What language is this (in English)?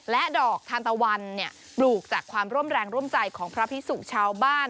Thai